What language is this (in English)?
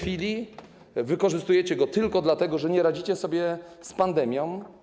Polish